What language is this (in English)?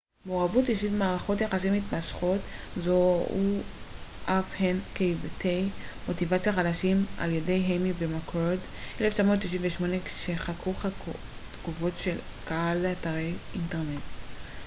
Hebrew